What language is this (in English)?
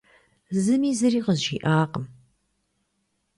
Kabardian